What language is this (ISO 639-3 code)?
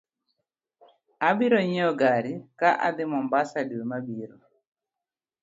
luo